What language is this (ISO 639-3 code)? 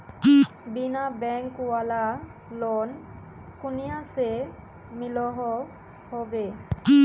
mag